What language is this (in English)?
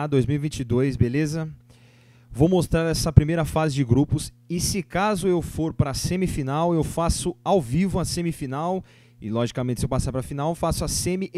Portuguese